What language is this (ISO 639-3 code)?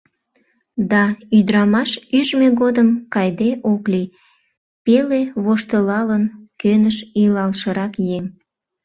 chm